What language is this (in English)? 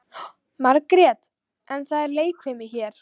Icelandic